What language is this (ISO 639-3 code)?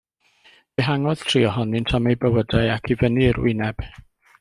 cym